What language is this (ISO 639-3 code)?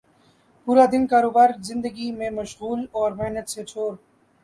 urd